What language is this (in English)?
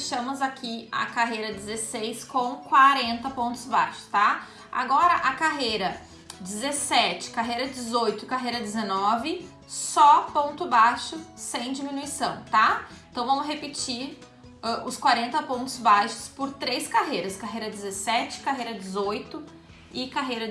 Portuguese